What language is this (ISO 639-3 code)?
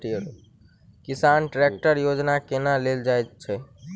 mai